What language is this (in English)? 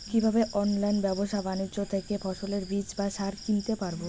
Bangla